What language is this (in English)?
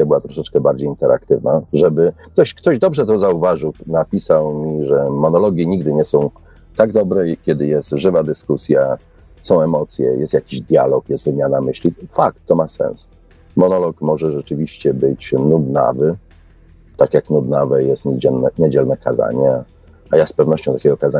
Polish